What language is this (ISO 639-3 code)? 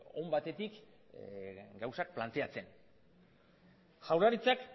eus